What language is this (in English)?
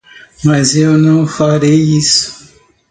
Portuguese